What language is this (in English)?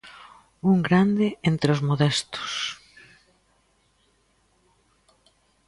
Galician